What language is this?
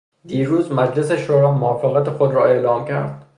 Persian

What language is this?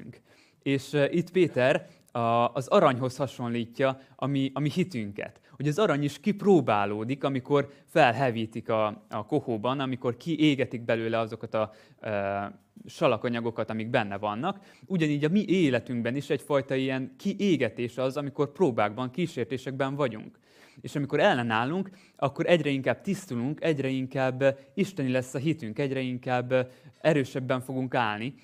Hungarian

